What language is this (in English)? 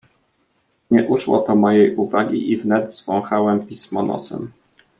Polish